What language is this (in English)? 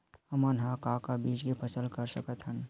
Chhattisgarhi